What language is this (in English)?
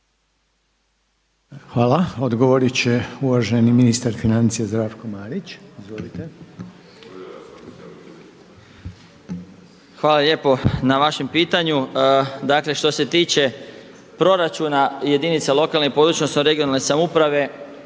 Croatian